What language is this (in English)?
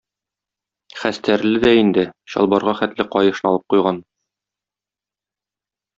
Tatar